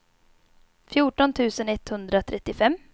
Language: Swedish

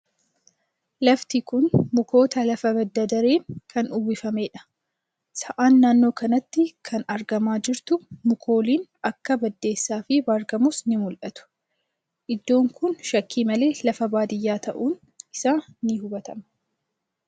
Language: Oromo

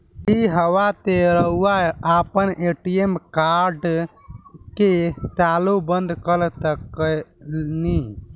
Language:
Bhojpuri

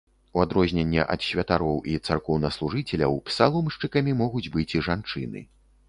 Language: Belarusian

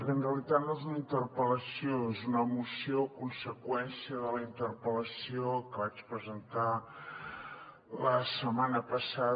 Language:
Catalan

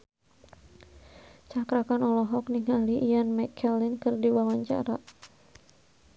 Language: Sundanese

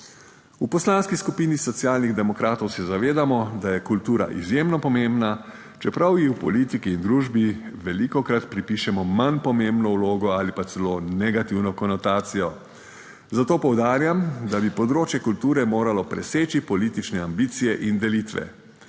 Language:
Slovenian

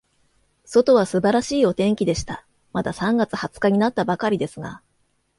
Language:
Japanese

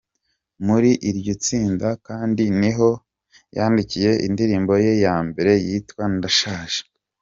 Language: Kinyarwanda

